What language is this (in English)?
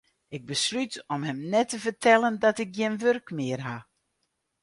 Western Frisian